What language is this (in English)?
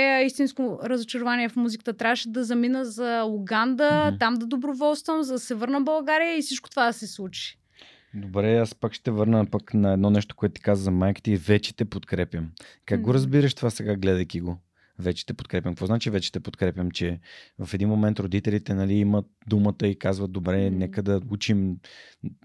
Bulgarian